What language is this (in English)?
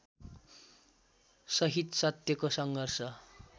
Nepali